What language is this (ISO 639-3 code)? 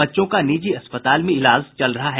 hin